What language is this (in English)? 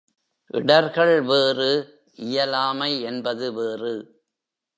Tamil